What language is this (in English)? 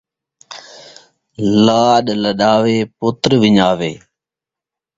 Saraiki